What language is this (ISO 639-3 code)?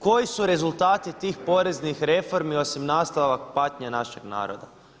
hrv